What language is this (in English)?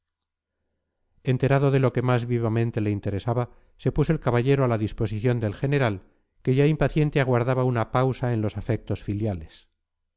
Spanish